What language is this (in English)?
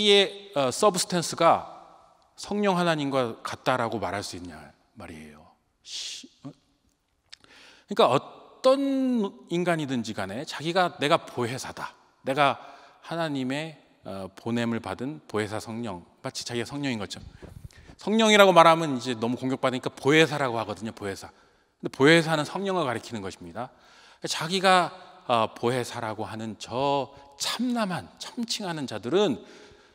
Korean